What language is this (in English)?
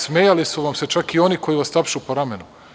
Serbian